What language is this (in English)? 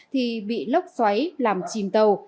Vietnamese